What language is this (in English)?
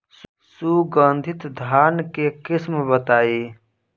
Bhojpuri